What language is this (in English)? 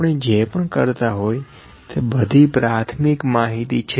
Gujarati